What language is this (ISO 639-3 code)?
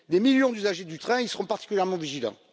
fra